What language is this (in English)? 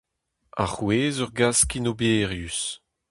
Breton